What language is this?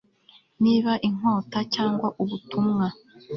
Kinyarwanda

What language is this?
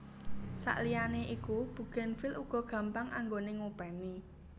Javanese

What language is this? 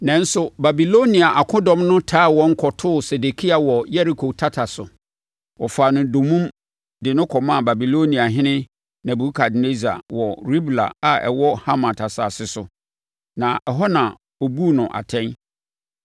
Akan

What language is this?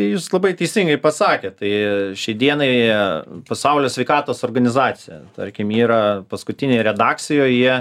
Lithuanian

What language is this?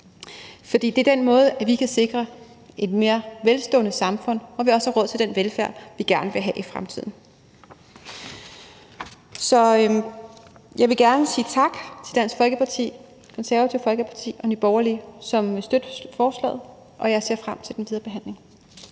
Danish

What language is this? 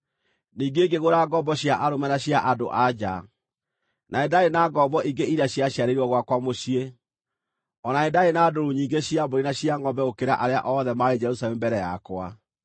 Kikuyu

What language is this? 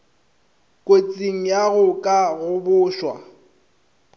Northern Sotho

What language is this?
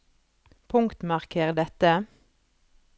Norwegian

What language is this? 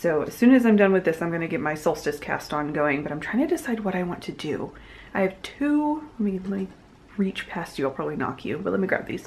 English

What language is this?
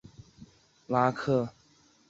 Chinese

